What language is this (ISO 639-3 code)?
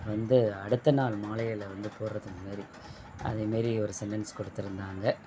tam